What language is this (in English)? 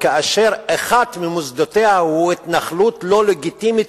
Hebrew